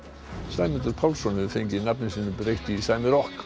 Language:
Icelandic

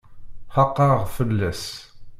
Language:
Kabyle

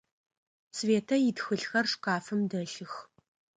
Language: Adyghe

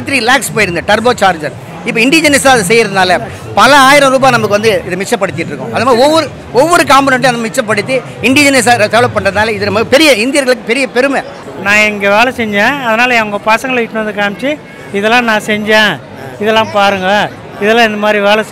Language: Indonesian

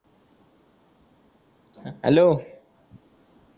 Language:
Marathi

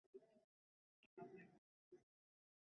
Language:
Bangla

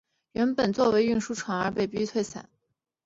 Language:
Chinese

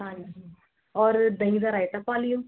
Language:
Punjabi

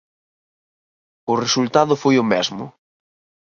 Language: Galician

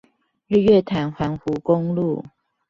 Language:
Chinese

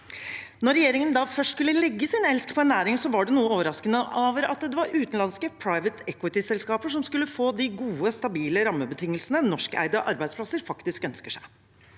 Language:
Norwegian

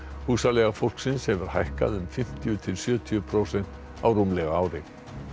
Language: Icelandic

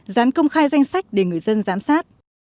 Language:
Vietnamese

